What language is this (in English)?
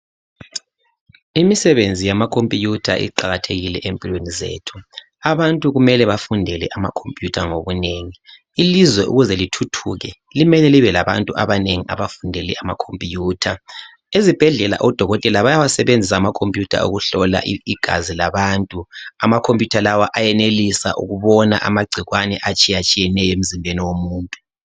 North Ndebele